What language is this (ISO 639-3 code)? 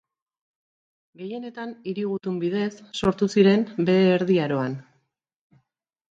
eus